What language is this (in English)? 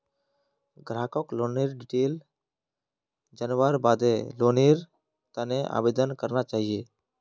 Magahi